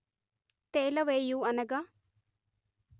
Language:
Telugu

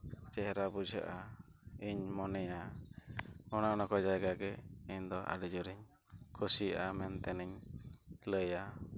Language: Santali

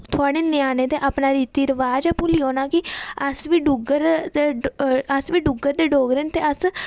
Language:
Dogri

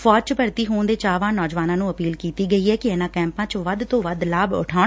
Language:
Punjabi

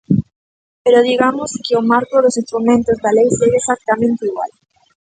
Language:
Galician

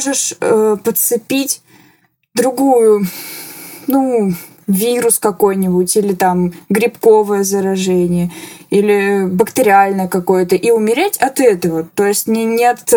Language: Russian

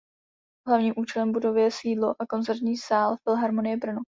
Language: Czech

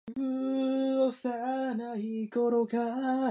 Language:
Japanese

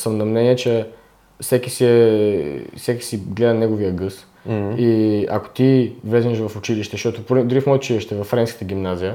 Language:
Bulgarian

